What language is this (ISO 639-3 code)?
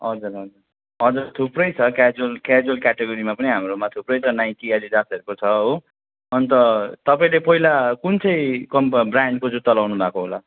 nep